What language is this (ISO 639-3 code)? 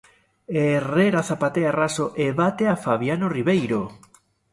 glg